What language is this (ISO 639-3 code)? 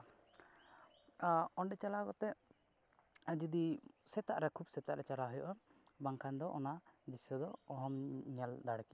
sat